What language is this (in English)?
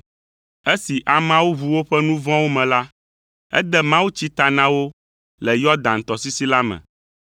Ewe